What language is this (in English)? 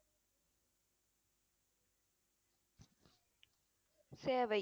Tamil